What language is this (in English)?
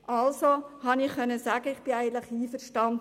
Swiss German